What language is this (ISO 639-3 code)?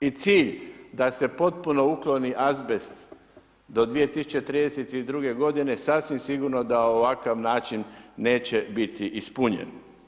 hrv